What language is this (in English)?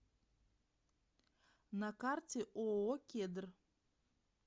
Russian